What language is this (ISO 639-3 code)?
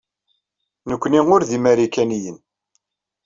kab